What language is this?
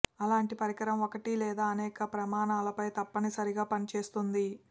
Telugu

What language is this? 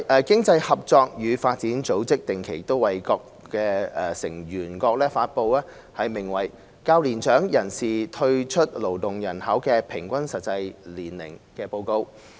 Cantonese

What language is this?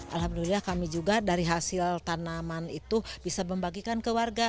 Indonesian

